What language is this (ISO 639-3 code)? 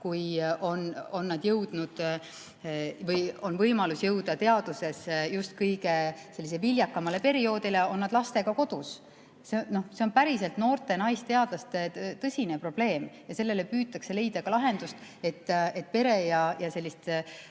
est